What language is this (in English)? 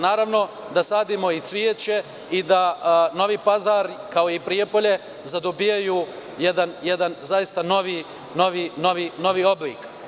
Serbian